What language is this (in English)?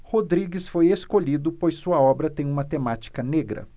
Portuguese